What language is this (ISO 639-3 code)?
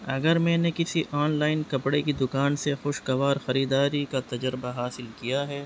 urd